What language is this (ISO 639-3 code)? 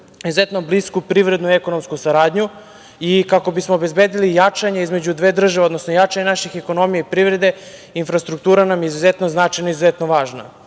srp